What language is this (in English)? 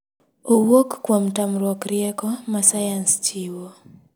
Luo (Kenya and Tanzania)